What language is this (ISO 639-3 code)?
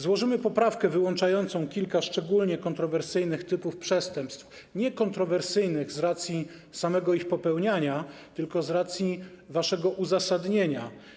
pol